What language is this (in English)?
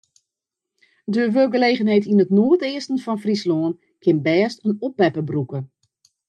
Western Frisian